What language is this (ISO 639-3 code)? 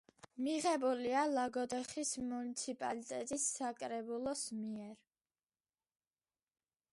kat